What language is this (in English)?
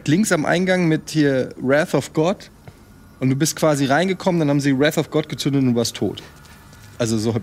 German